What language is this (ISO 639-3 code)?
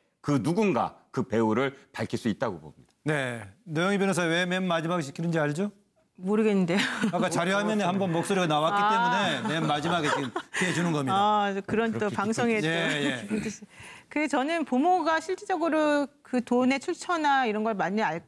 kor